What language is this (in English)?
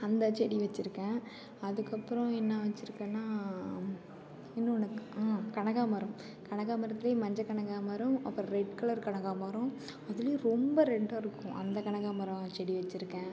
Tamil